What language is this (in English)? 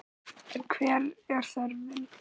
Icelandic